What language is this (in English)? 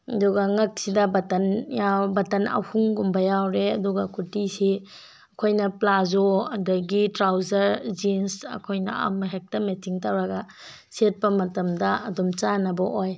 Manipuri